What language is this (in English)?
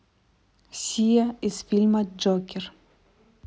Russian